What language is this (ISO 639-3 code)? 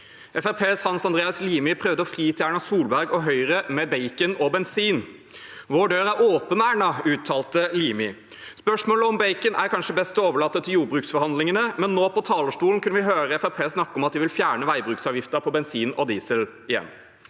nor